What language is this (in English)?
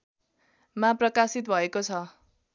Nepali